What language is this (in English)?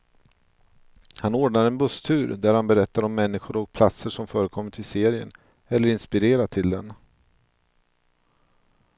Swedish